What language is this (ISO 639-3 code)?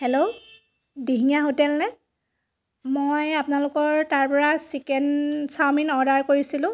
asm